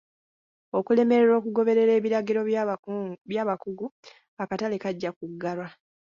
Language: Ganda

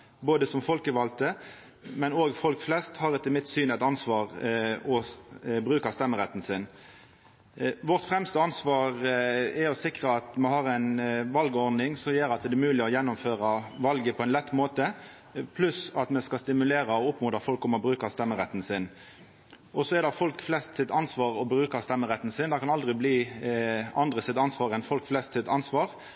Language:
Norwegian Nynorsk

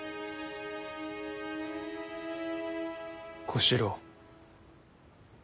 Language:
Japanese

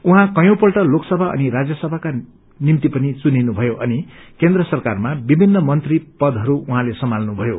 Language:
Nepali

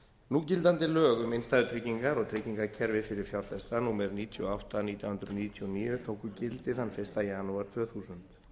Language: Icelandic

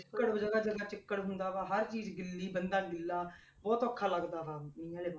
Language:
Punjabi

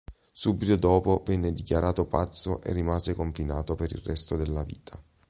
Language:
Italian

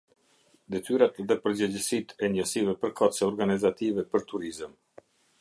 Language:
Albanian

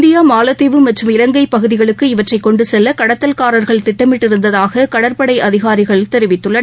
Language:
Tamil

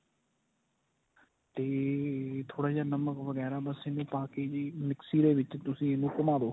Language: Punjabi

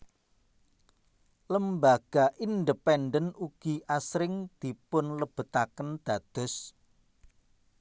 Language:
Javanese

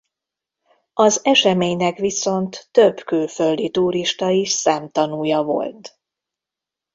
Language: Hungarian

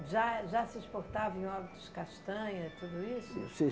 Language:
Portuguese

